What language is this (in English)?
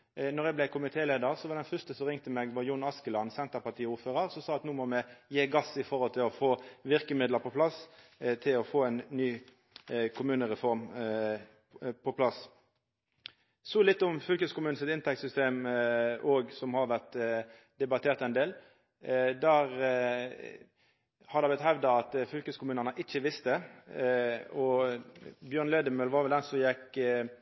Norwegian Nynorsk